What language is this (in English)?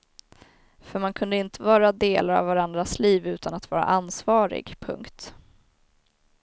Swedish